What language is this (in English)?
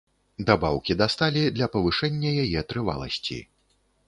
Belarusian